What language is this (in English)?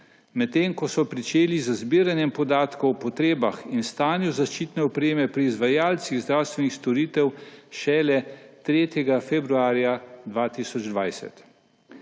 Slovenian